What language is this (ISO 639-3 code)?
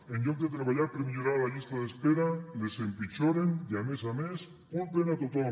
cat